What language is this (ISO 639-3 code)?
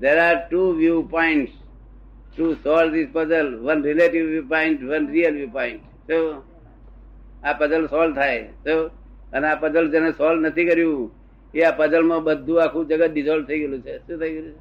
guj